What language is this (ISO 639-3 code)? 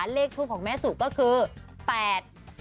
tha